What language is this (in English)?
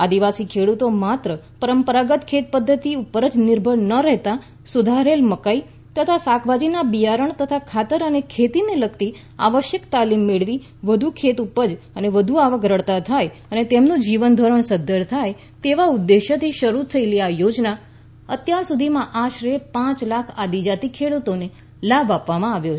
Gujarati